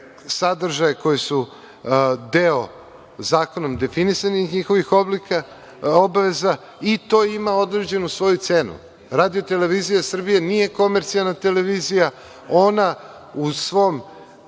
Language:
Serbian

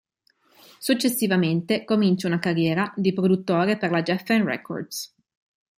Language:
Italian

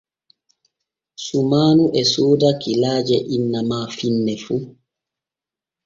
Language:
Borgu Fulfulde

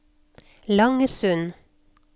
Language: Norwegian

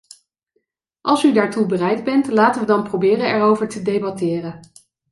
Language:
Dutch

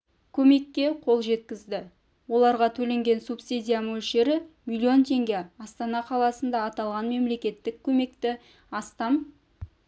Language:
Kazakh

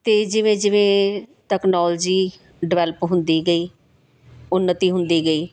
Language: Punjabi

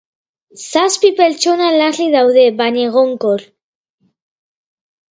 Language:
Basque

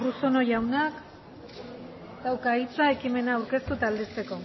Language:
Basque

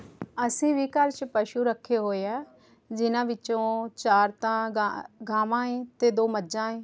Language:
Punjabi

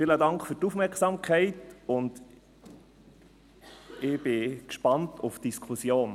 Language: Swiss German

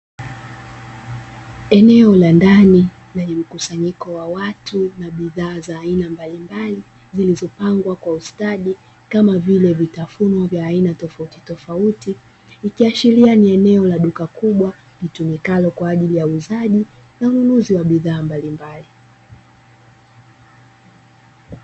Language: Swahili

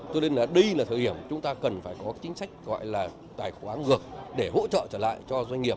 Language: Vietnamese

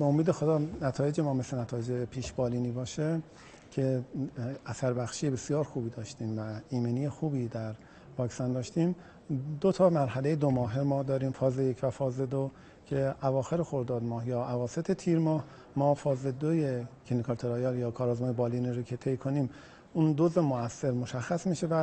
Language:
Persian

